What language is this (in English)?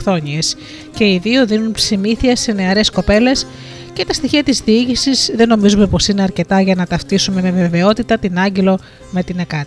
Greek